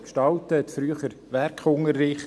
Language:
Swiss German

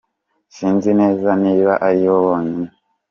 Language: Kinyarwanda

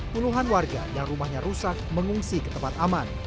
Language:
Indonesian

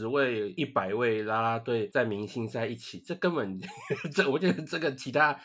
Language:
Chinese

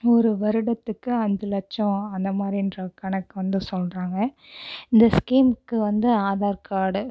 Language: Tamil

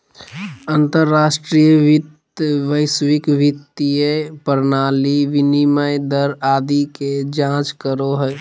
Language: Magahi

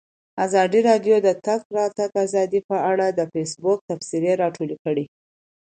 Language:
Pashto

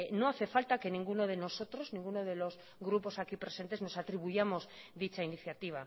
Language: Spanish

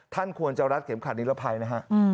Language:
Thai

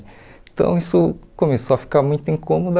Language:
Portuguese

